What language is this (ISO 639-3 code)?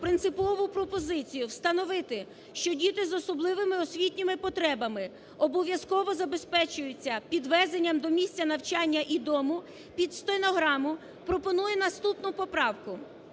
ukr